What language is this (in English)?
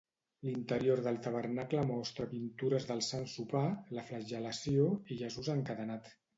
Catalan